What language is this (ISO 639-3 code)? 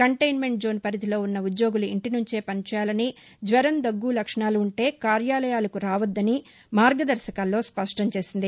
tel